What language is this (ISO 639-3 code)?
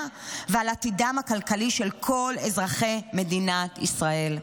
heb